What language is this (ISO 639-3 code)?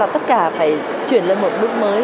vie